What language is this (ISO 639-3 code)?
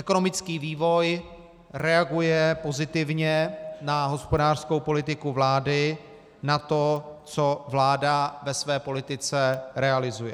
ces